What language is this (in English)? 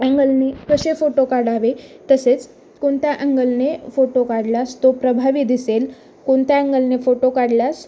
Marathi